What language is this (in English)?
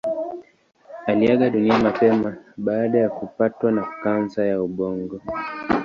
Swahili